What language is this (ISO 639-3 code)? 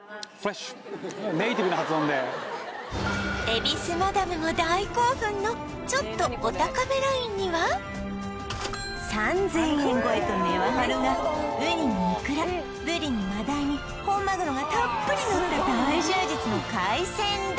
jpn